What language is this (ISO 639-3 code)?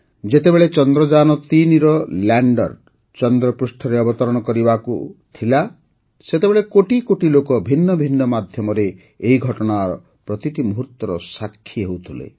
ori